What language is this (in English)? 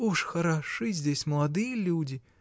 Russian